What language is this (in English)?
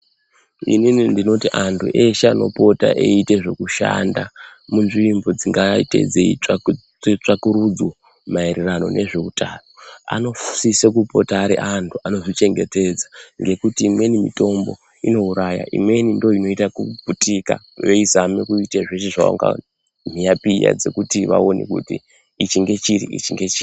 Ndau